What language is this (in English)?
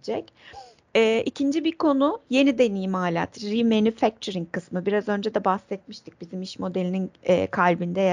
Turkish